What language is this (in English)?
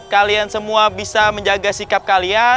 Indonesian